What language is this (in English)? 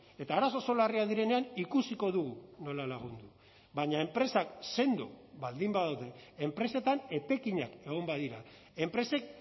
Basque